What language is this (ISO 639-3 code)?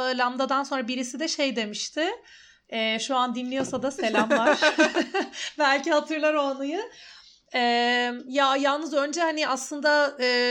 tur